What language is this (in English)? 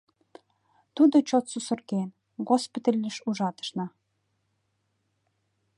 Mari